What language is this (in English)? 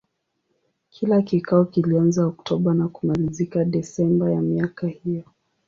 Swahili